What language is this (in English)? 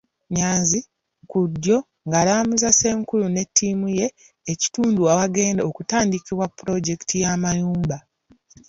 Ganda